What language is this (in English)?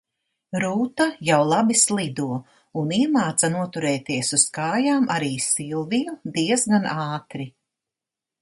Latvian